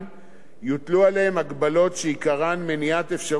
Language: Hebrew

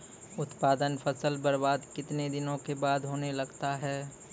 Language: Maithili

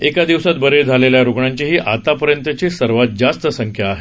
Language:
Marathi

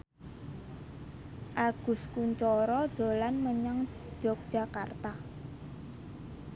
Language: Javanese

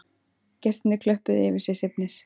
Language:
Icelandic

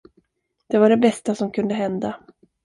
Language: Swedish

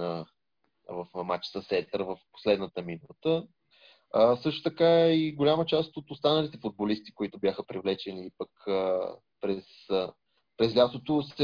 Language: Bulgarian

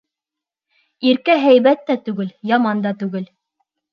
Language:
Bashkir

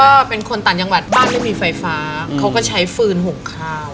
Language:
Thai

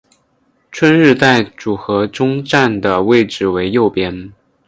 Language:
Chinese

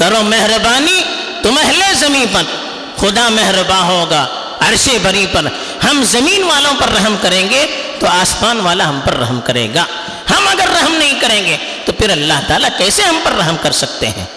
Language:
Urdu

